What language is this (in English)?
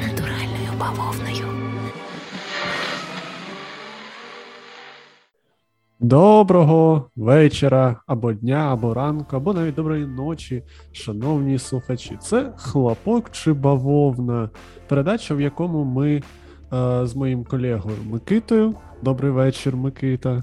Ukrainian